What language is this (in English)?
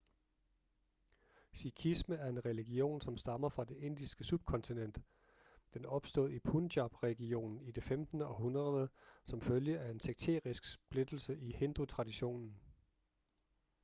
Danish